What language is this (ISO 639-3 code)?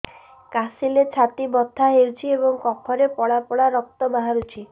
ori